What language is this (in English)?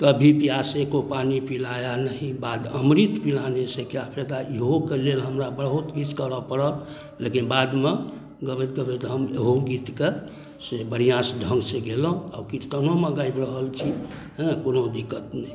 Maithili